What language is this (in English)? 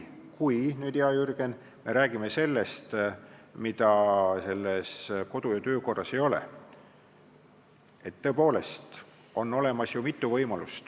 Estonian